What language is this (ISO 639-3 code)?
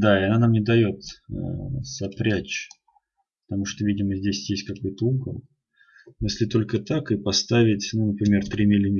rus